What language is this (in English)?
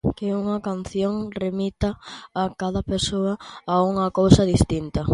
Galician